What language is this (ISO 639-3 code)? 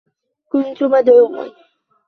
ara